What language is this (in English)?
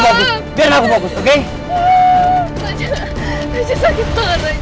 Indonesian